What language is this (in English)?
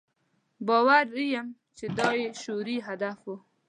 Pashto